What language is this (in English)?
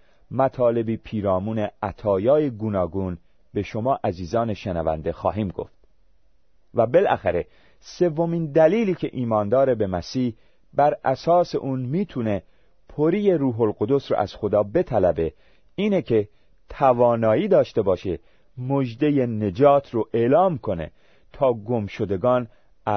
Persian